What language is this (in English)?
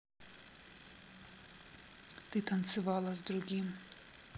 Russian